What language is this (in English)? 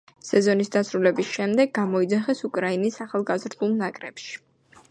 Georgian